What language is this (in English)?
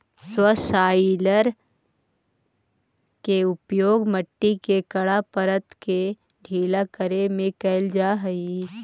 Magahi